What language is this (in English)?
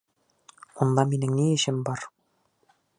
Bashkir